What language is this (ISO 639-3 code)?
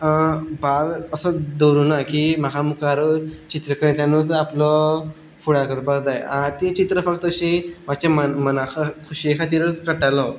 kok